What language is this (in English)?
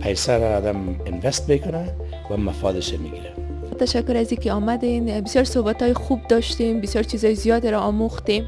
Pashto